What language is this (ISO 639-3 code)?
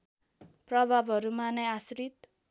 nep